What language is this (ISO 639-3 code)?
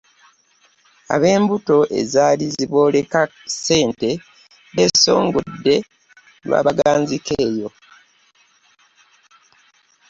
lug